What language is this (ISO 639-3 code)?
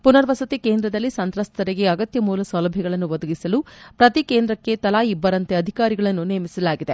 kan